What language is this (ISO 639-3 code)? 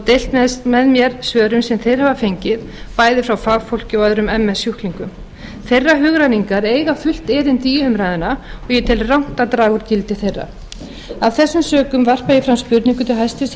isl